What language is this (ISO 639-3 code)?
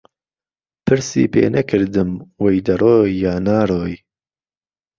ckb